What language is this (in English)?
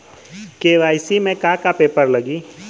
Bhojpuri